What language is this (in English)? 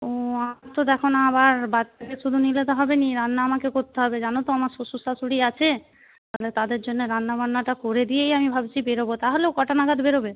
Bangla